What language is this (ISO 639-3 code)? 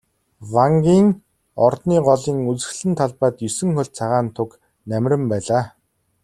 mon